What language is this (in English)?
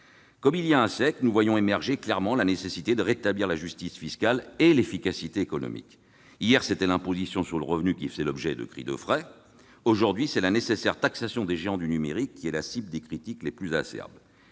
French